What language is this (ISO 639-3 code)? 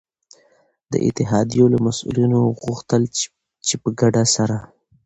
pus